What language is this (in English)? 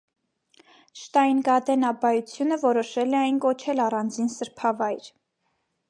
Armenian